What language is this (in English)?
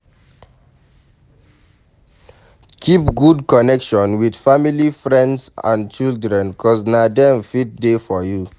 Nigerian Pidgin